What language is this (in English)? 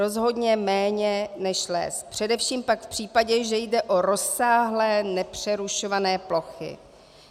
Czech